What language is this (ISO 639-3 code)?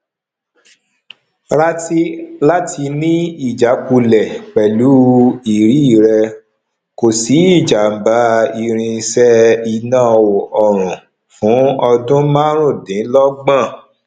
yor